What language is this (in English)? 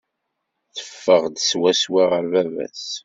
Kabyle